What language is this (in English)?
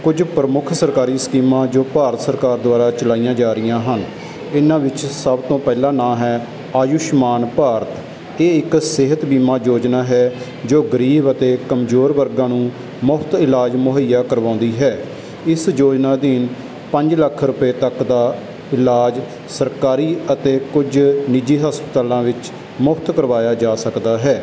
Punjabi